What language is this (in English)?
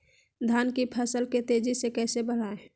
Magahi